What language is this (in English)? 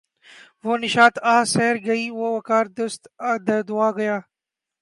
Urdu